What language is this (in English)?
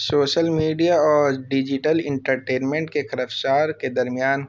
Urdu